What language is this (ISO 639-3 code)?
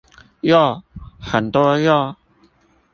zho